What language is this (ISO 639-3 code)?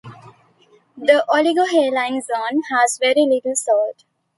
eng